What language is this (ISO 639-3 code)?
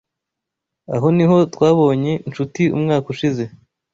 kin